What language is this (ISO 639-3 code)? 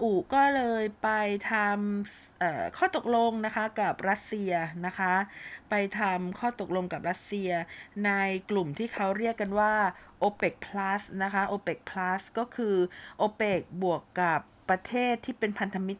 tha